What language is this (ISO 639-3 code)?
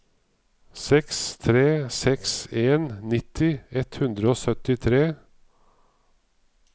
nor